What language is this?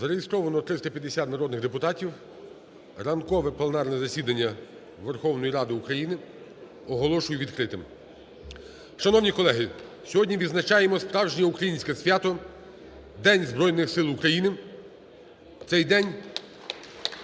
Ukrainian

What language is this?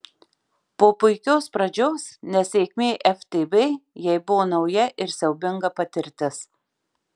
Lithuanian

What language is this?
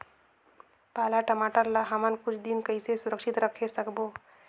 Chhattisgarhi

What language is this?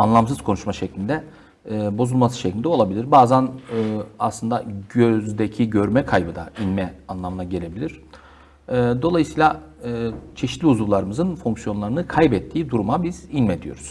Turkish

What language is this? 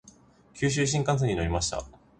Japanese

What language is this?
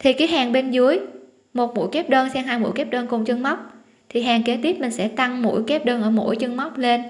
Vietnamese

